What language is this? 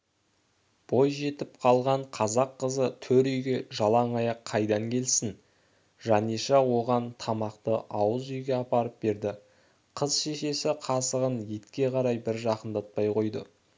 Kazakh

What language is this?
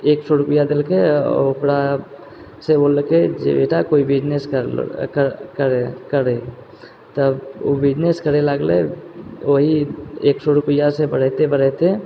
Maithili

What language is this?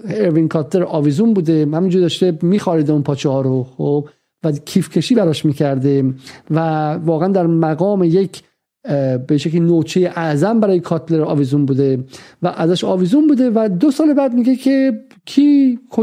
Persian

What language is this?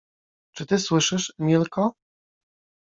Polish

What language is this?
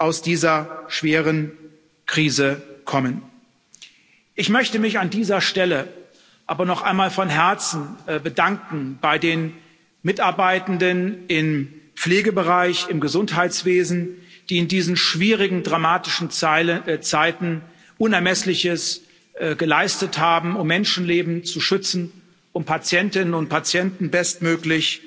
German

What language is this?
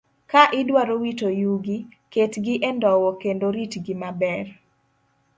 Luo (Kenya and Tanzania)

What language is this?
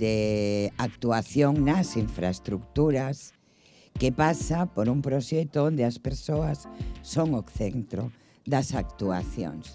Spanish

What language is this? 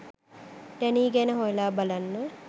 Sinhala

